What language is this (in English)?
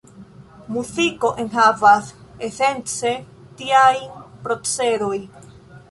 Esperanto